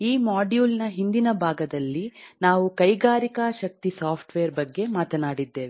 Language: Kannada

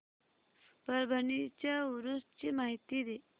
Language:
Marathi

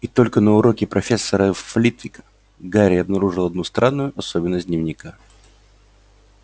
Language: Russian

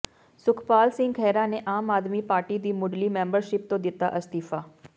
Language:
Punjabi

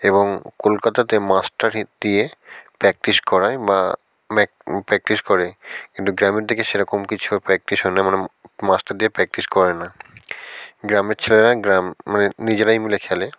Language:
Bangla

